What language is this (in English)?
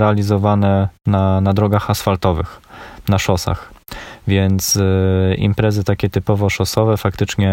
Polish